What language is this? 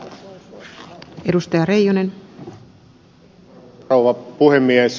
Finnish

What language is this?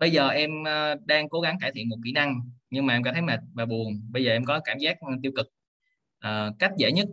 Vietnamese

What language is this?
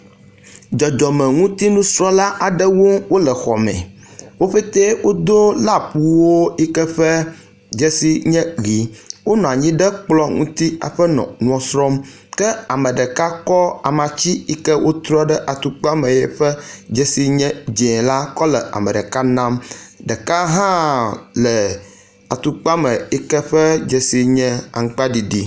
Ewe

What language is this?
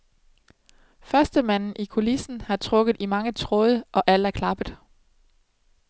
Danish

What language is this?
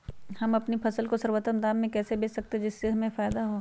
Magahi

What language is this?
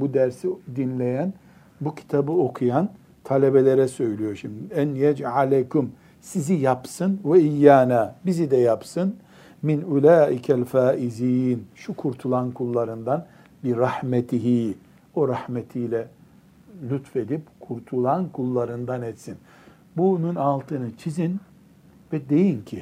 Turkish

